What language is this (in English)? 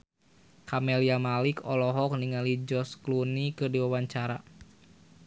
Sundanese